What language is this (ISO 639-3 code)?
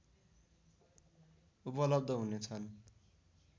nep